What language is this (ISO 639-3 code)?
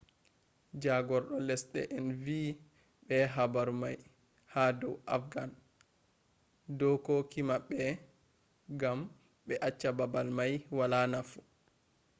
ful